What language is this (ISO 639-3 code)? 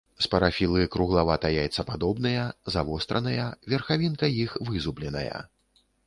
bel